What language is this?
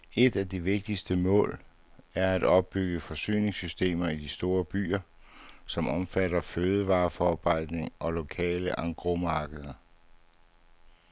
Danish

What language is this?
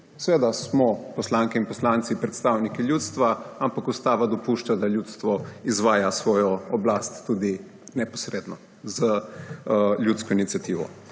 Slovenian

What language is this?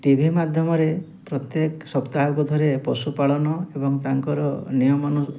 Odia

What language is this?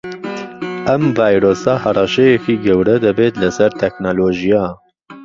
Central Kurdish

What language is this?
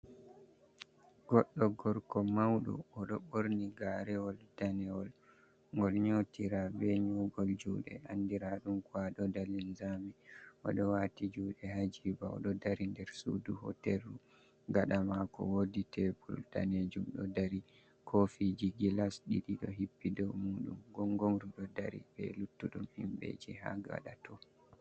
Fula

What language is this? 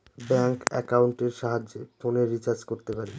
Bangla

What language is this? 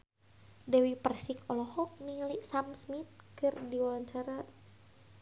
Sundanese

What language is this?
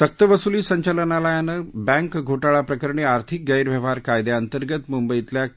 Marathi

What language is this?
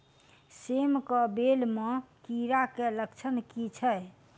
Maithili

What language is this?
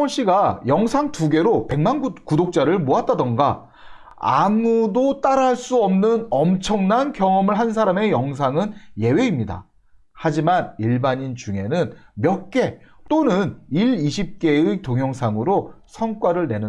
Korean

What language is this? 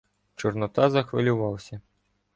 Ukrainian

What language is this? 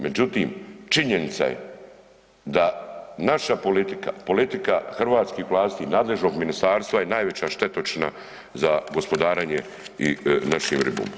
Croatian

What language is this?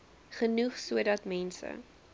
Afrikaans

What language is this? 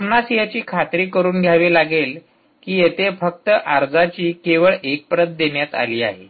Marathi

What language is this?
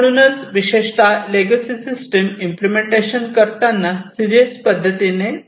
Marathi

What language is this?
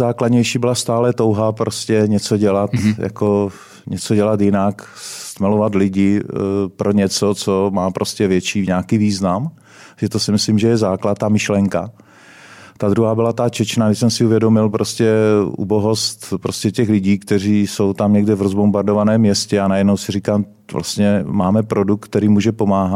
Czech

